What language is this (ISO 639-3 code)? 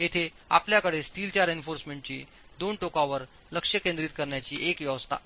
mar